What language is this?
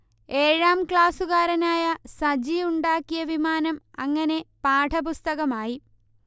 Malayalam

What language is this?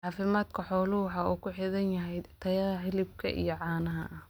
Somali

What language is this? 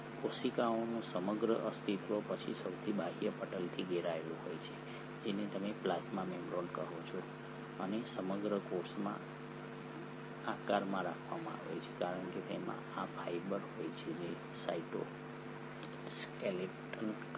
Gujarati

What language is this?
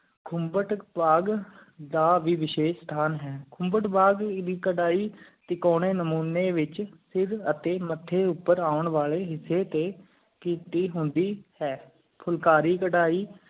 Punjabi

